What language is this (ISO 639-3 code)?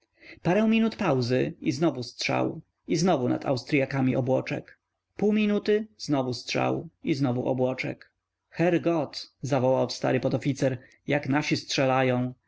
pol